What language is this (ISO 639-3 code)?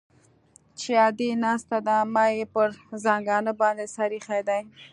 pus